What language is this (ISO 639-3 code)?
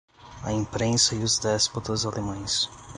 por